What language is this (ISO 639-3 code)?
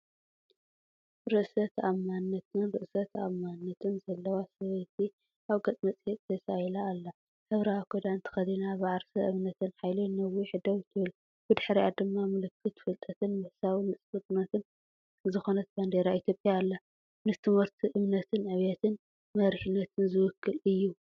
tir